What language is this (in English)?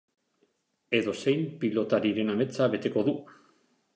Basque